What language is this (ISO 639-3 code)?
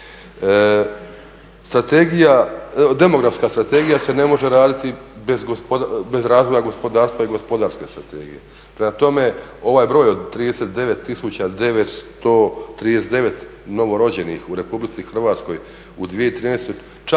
hrv